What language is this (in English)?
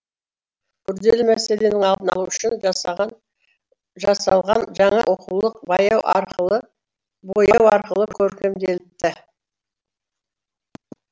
Kazakh